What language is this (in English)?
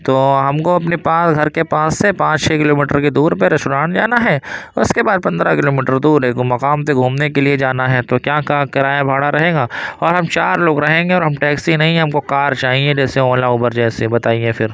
Urdu